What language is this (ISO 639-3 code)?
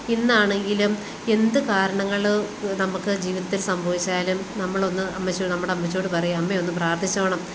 mal